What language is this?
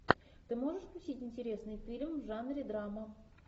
Russian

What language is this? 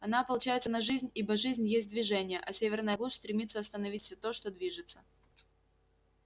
Russian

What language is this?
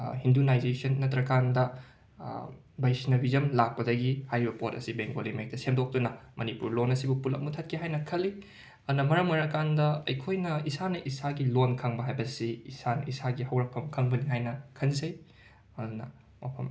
Manipuri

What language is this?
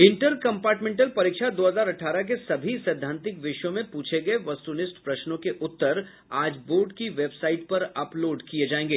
Hindi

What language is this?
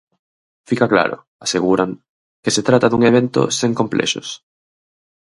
Galician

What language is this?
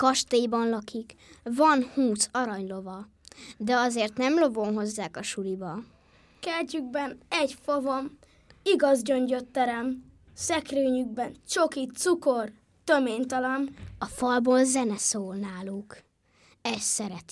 Hungarian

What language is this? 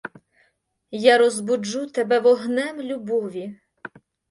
Ukrainian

